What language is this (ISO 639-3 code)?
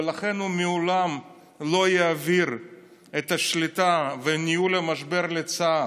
heb